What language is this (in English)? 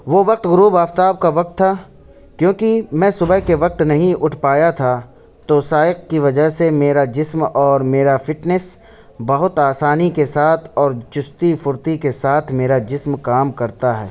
Urdu